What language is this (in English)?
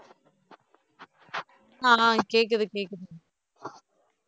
Tamil